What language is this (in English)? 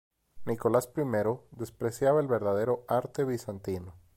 Spanish